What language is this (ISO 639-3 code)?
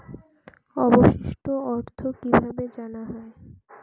ben